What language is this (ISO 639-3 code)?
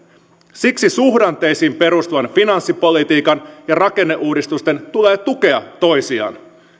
fin